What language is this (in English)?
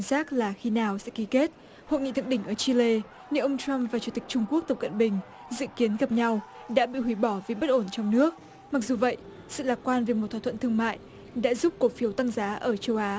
Vietnamese